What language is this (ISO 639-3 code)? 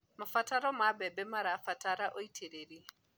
kik